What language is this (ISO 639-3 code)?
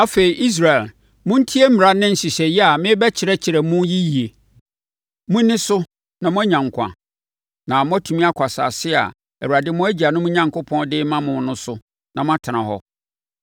aka